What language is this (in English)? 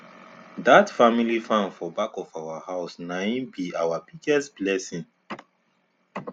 Nigerian Pidgin